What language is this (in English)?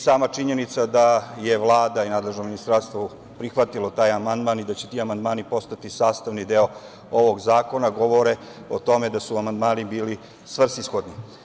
Serbian